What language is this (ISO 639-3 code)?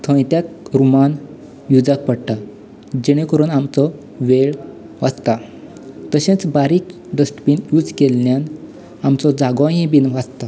kok